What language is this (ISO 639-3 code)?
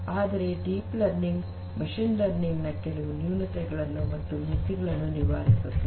kan